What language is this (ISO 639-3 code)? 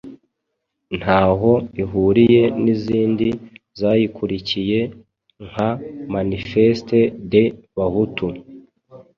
kin